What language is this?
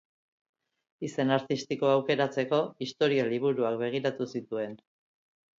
Basque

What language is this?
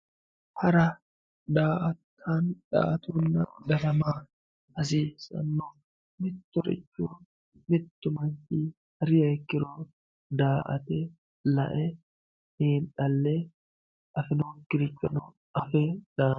Sidamo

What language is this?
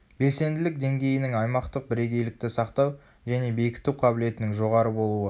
Kazakh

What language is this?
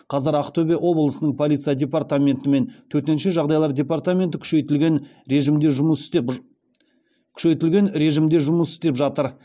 Kazakh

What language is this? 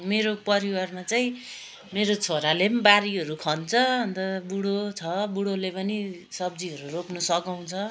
Nepali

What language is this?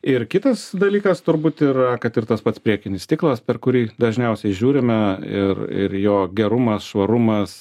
Lithuanian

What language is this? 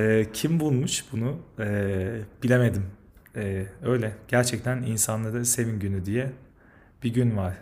Turkish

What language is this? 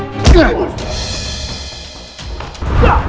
Indonesian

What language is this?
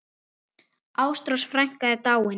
Icelandic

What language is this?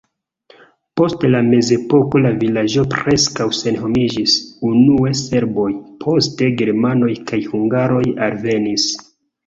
Esperanto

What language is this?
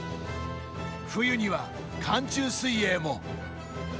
Japanese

